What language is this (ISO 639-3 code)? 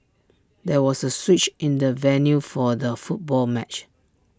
eng